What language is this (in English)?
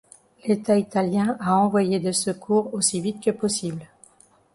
French